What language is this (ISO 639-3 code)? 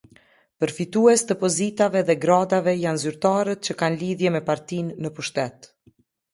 sqi